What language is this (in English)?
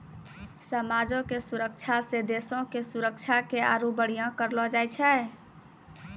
Maithili